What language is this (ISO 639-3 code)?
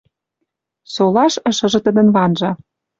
mrj